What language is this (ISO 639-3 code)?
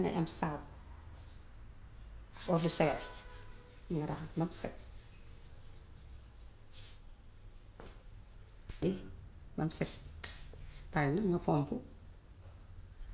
wof